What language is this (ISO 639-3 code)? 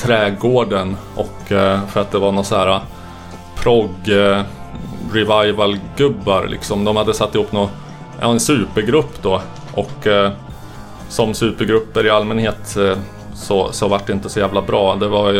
swe